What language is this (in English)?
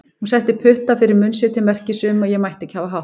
Icelandic